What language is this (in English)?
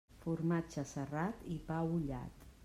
Catalan